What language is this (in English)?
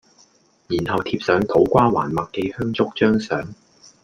Cantonese